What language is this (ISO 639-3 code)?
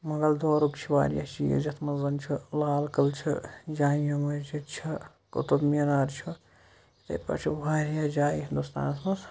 kas